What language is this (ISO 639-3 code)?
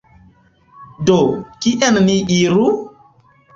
epo